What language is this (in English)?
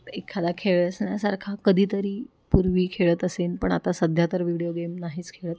Marathi